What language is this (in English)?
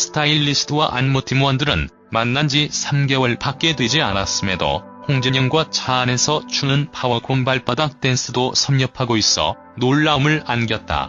Korean